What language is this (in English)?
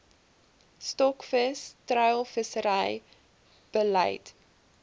Afrikaans